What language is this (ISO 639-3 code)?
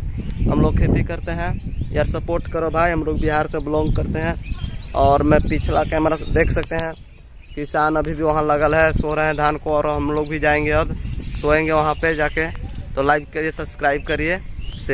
hin